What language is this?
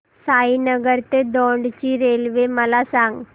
Marathi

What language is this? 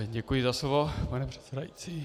Czech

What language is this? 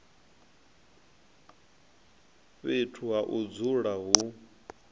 Venda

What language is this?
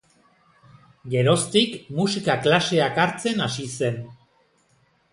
Basque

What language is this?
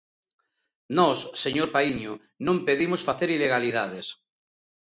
Galician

